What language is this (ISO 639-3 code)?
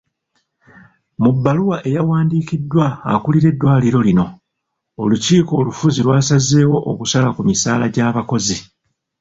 lug